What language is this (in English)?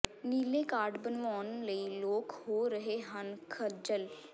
Punjabi